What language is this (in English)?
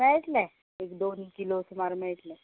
Konkani